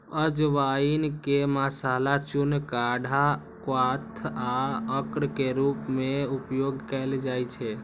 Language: Maithili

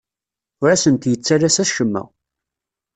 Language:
Kabyle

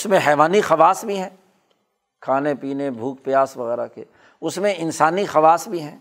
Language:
Urdu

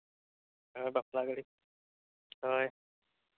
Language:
Santali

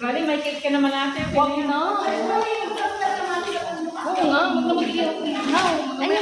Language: Indonesian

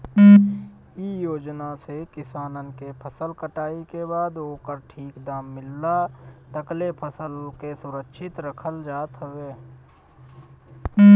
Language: Bhojpuri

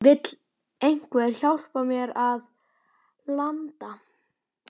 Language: Icelandic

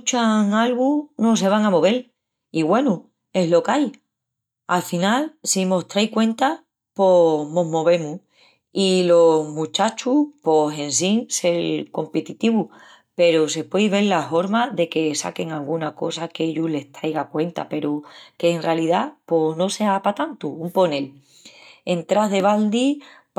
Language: Extremaduran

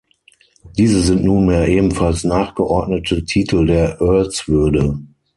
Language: German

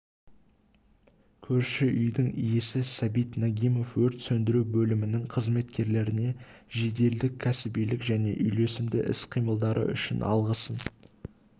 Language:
Kazakh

